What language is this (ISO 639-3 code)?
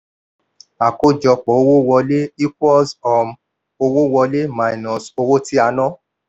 yor